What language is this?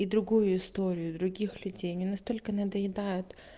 Russian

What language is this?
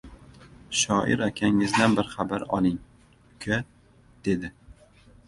Uzbek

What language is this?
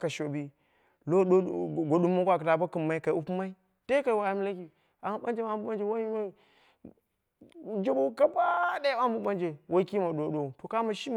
Dera (Nigeria)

